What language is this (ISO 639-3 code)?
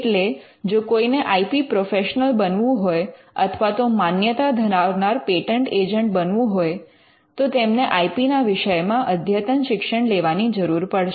guj